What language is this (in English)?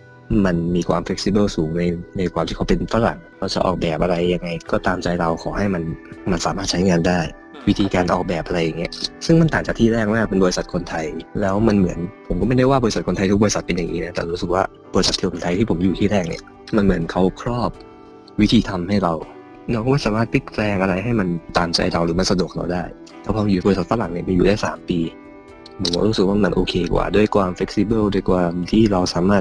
Thai